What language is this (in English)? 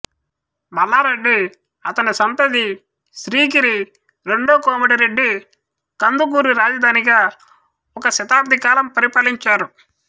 Telugu